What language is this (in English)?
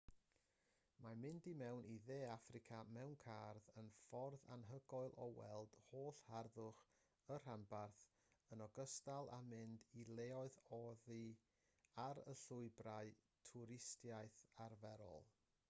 Welsh